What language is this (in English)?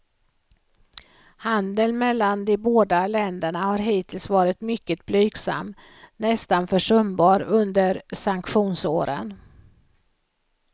Swedish